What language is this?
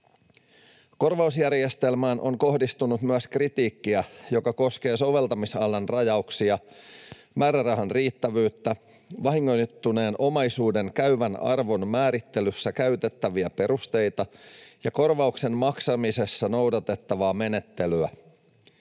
Finnish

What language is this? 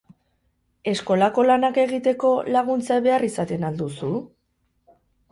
Basque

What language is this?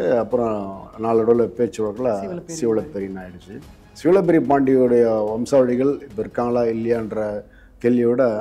Korean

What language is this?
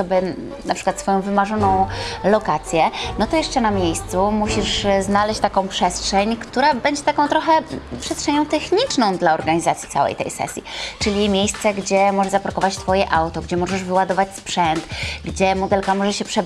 Polish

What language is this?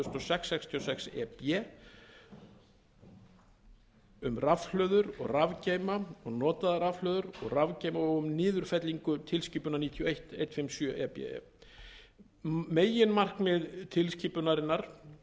Icelandic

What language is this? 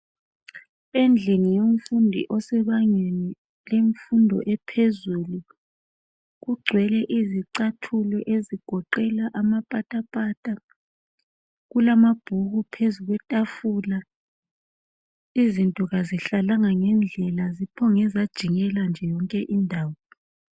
North Ndebele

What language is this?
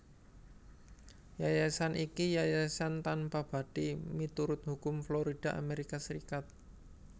Javanese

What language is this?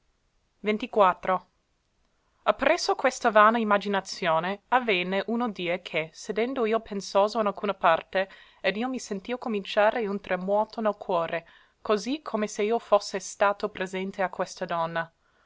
Italian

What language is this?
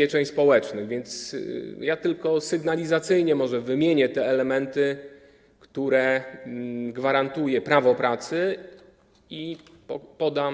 Polish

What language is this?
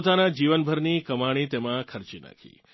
Gujarati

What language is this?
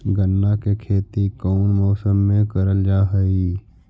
Magahi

